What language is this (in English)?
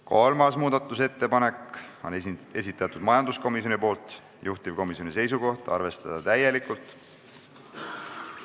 Estonian